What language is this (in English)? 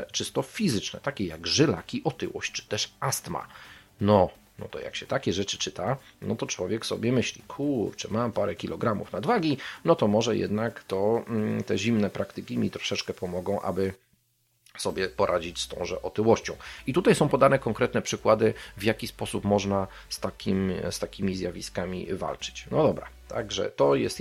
Polish